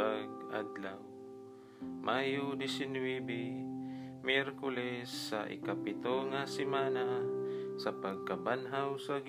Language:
Filipino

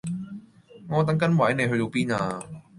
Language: Cantonese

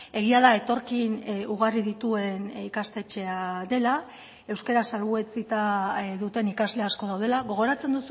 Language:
Basque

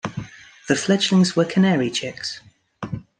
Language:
English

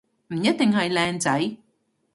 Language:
Cantonese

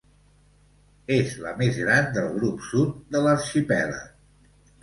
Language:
Catalan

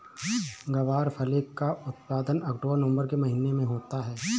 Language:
Hindi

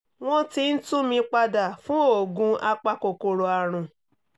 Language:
Yoruba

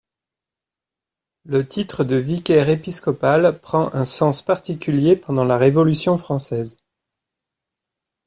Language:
French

